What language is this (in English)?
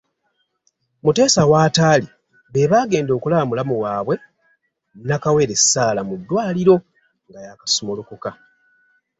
Ganda